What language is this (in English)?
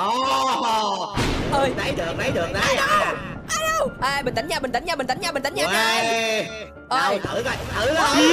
Vietnamese